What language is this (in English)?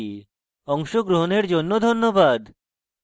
Bangla